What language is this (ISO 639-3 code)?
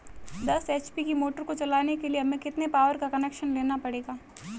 hin